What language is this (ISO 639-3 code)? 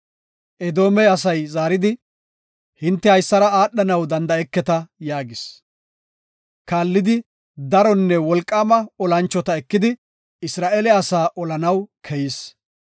gof